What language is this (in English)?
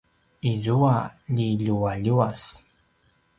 Paiwan